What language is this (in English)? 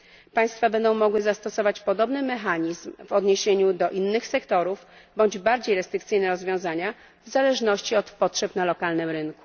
Polish